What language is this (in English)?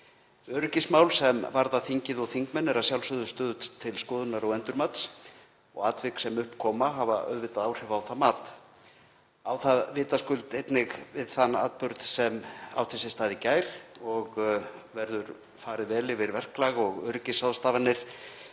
Icelandic